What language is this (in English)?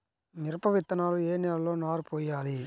Telugu